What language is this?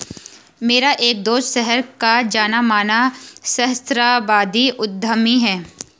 Hindi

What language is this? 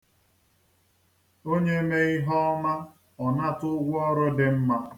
Igbo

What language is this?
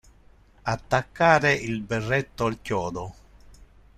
Italian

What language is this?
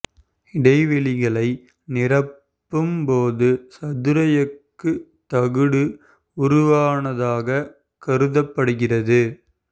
Tamil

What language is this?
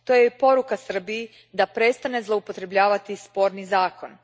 Croatian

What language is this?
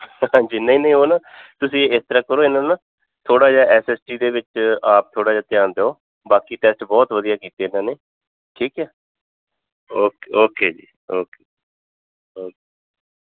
Punjabi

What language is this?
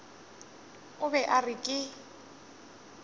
Northern Sotho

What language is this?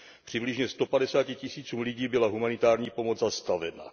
Czech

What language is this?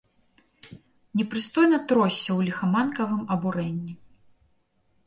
Belarusian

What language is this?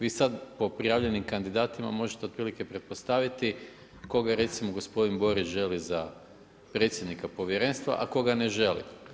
Croatian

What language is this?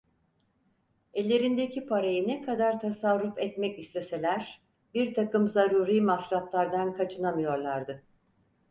Turkish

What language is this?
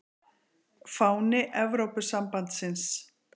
Icelandic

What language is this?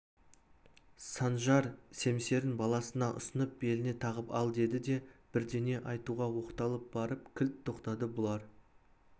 Kazakh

